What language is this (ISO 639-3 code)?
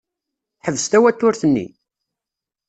kab